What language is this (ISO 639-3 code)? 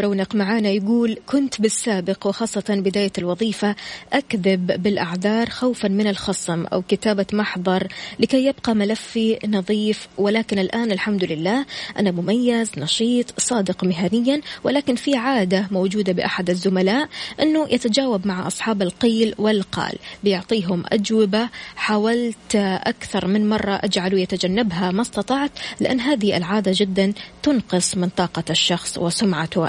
ara